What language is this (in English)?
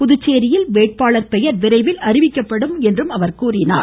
Tamil